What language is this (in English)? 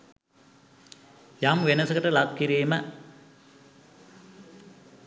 Sinhala